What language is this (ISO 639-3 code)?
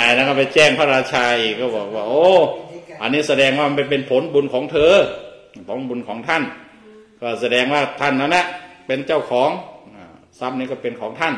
tha